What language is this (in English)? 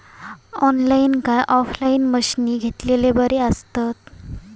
Marathi